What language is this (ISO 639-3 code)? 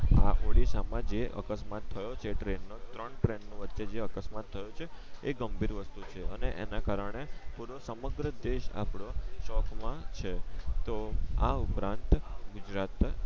guj